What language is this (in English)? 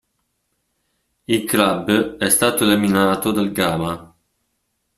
Italian